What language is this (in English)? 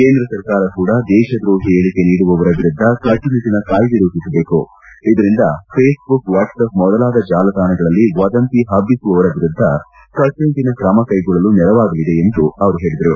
Kannada